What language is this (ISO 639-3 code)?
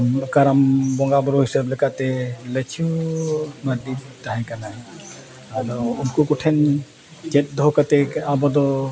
sat